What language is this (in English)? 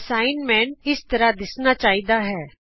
Punjabi